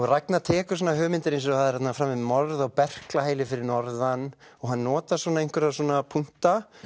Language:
Icelandic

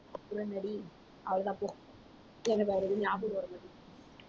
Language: Tamil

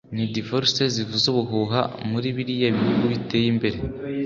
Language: Kinyarwanda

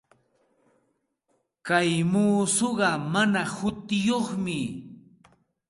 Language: Santa Ana de Tusi Pasco Quechua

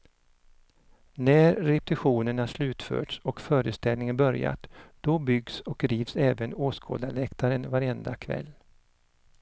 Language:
Swedish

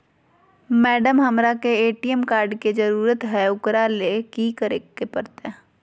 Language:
Magahi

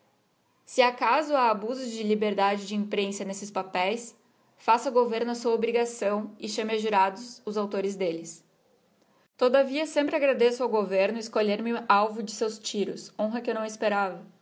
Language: Portuguese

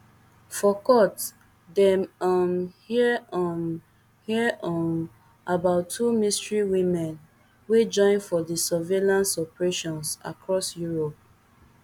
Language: Nigerian Pidgin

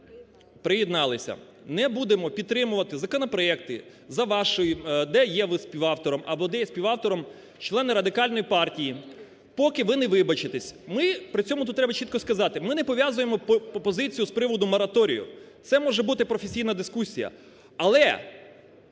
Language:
Ukrainian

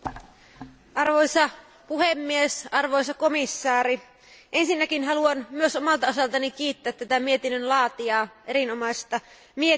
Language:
Finnish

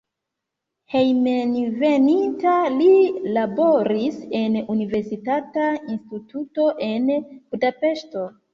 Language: Esperanto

